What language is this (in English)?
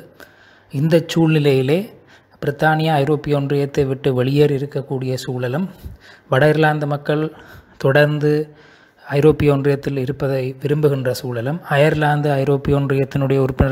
Tamil